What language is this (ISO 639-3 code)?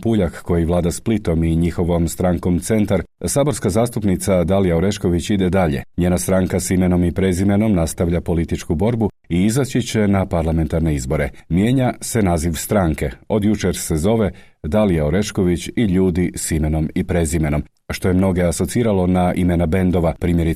hrv